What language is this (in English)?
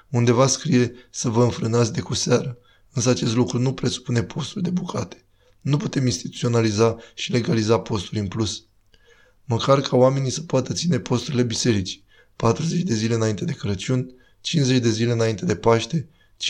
Romanian